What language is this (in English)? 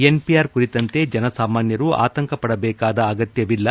Kannada